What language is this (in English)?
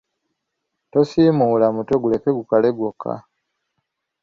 Ganda